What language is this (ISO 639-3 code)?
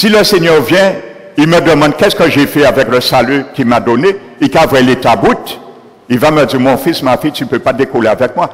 fra